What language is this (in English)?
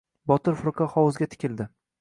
Uzbek